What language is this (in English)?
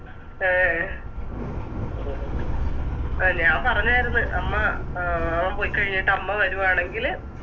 Malayalam